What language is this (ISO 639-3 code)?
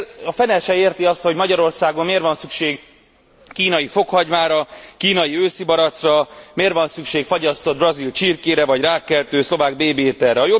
hun